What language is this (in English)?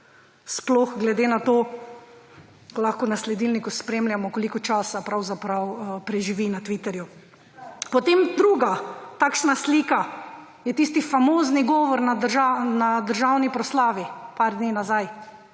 Slovenian